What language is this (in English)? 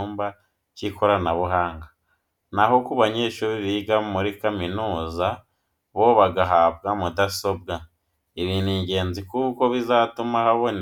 Kinyarwanda